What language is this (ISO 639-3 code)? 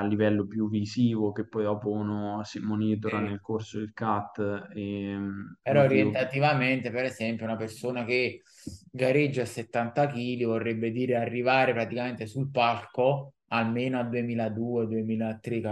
ita